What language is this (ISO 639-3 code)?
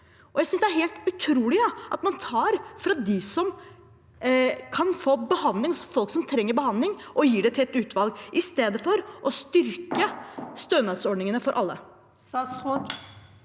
nor